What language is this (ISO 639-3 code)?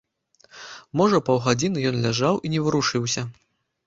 bel